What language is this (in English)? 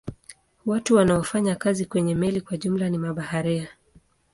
Swahili